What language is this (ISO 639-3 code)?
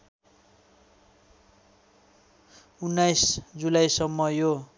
nep